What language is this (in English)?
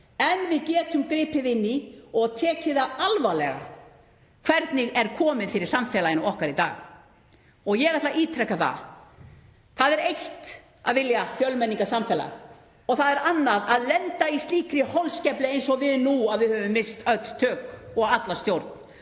Icelandic